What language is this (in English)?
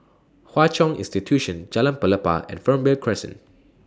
English